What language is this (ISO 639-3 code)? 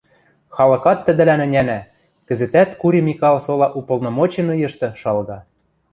mrj